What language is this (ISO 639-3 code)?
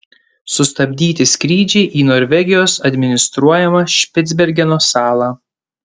lit